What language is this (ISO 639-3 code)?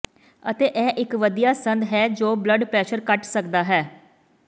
pan